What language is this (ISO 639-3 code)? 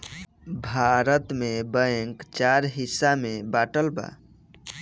bho